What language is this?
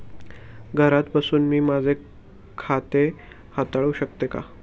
Marathi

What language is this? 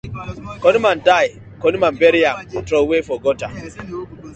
Nigerian Pidgin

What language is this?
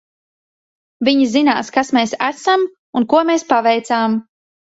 Latvian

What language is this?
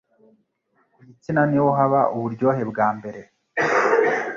Kinyarwanda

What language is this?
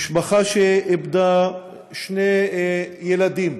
Hebrew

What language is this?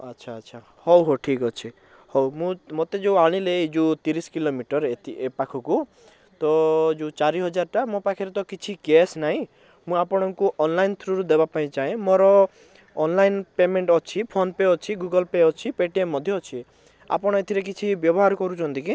Odia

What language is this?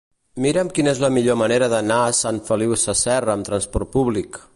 Catalan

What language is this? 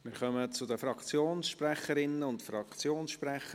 Swiss German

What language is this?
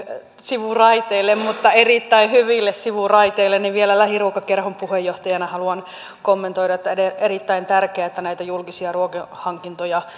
Finnish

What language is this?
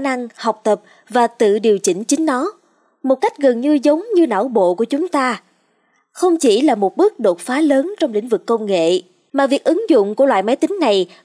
Vietnamese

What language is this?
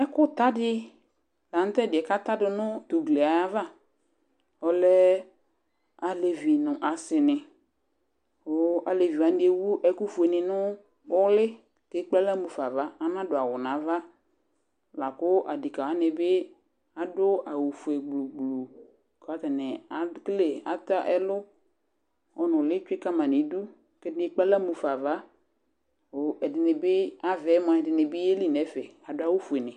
Ikposo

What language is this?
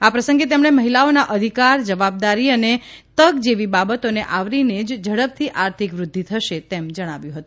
Gujarati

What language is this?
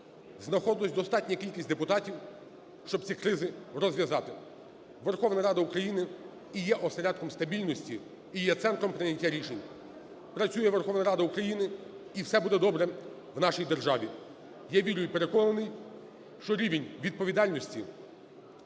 Ukrainian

